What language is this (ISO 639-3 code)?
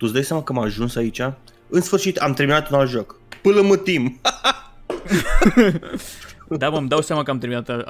ron